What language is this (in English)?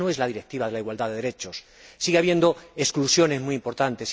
Spanish